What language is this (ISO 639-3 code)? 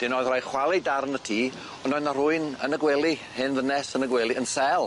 cym